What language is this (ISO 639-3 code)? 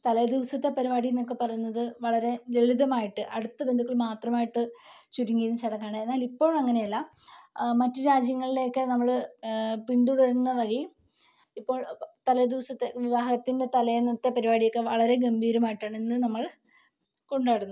mal